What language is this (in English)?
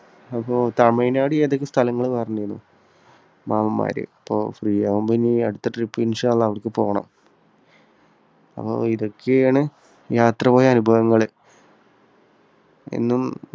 Malayalam